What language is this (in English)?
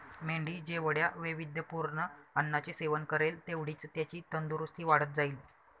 Marathi